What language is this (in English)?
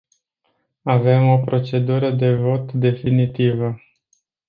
Romanian